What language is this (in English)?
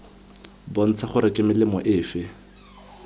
Tswana